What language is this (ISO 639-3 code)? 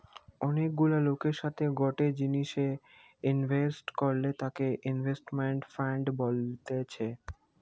ben